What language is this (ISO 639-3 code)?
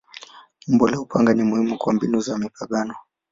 swa